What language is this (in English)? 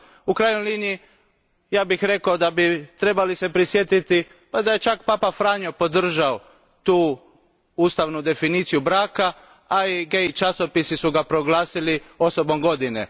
Croatian